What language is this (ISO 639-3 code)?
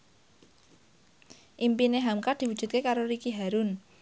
jav